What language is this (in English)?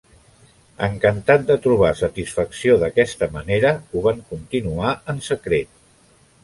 Catalan